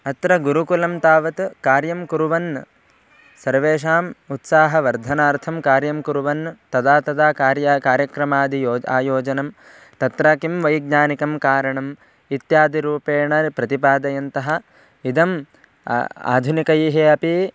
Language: Sanskrit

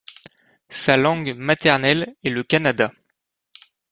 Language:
French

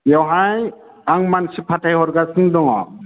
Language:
Bodo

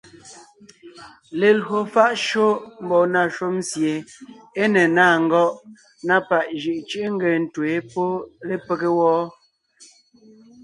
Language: Ngiemboon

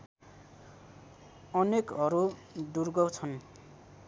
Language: Nepali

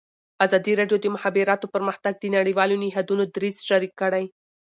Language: Pashto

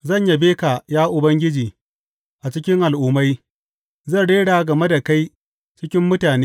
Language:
Hausa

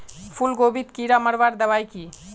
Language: Magahi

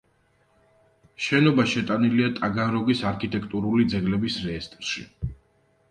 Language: Georgian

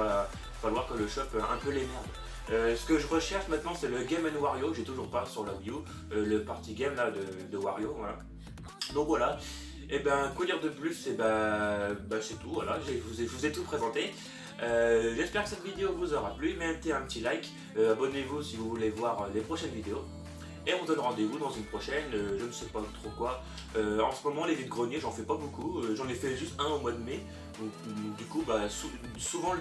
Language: French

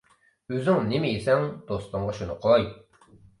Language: Uyghur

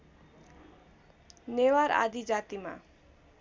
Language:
Nepali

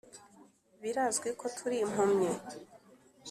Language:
Kinyarwanda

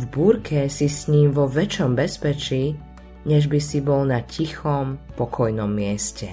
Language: Slovak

